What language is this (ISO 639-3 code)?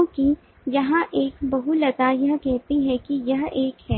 hin